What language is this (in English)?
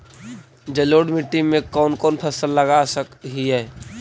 Magahi